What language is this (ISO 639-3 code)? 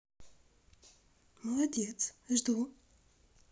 rus